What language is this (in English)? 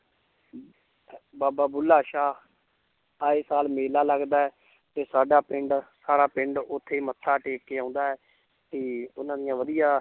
Punjabi